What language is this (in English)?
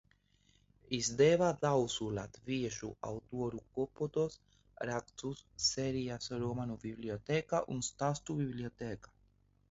Latvian